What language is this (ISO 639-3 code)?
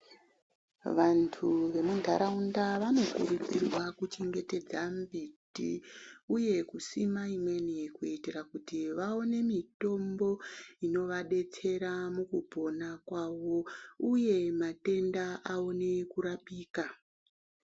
ndc